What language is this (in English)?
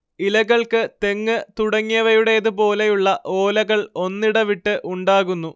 Malayalam